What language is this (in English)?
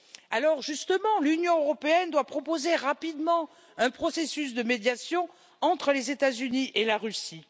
French